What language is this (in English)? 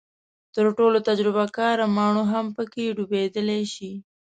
Pashto